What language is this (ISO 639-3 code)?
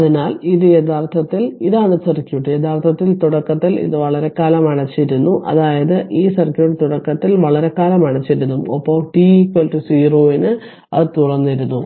mal